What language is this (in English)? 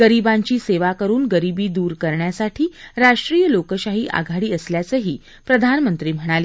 Marathi